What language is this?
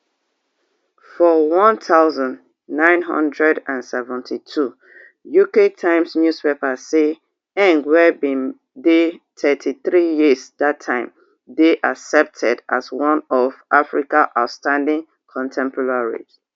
Nigerian Pidgin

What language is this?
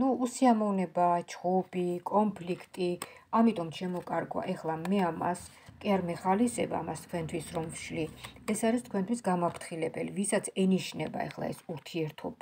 Romanian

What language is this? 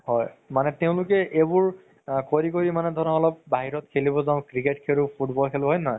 Assamese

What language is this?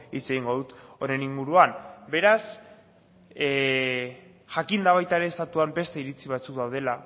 Basque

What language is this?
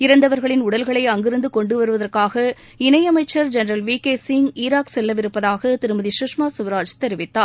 Tamil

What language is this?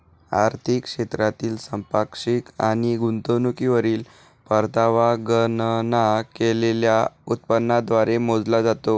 Marathi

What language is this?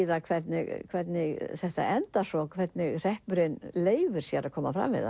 Icelandic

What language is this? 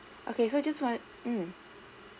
English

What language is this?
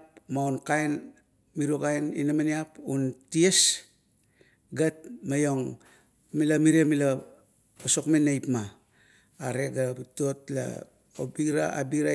Kuot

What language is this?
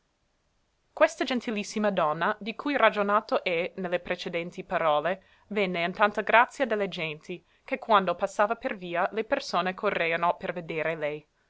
Italian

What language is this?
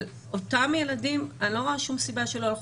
Hebrew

